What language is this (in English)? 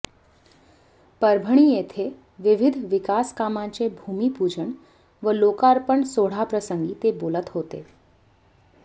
Marathi